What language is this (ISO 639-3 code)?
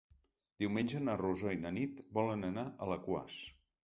cat